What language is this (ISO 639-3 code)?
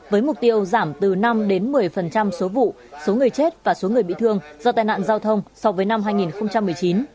vie